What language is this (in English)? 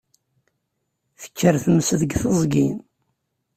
Kabyle